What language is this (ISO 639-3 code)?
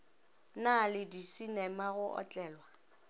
nso